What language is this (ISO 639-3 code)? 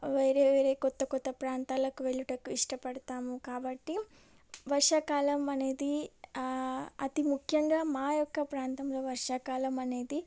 tel